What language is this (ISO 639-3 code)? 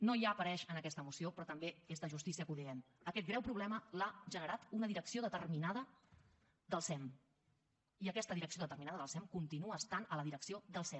cat